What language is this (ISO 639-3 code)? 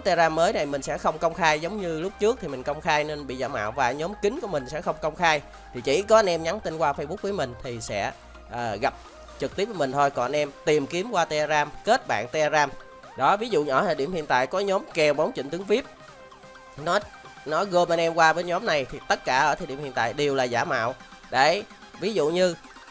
vie